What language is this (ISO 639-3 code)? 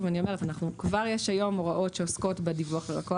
heb